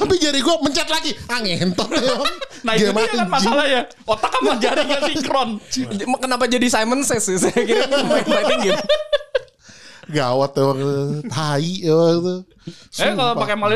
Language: Indonesian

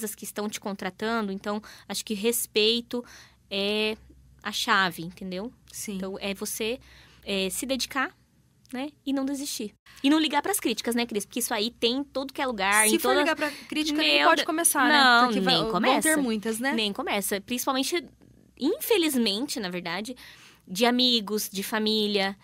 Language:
Portuguese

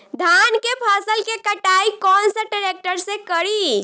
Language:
Bhojpuri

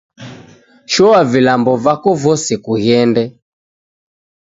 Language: Taita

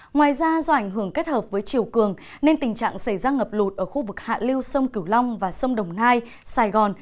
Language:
Vietnamese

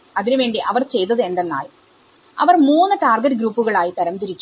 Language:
Malayalam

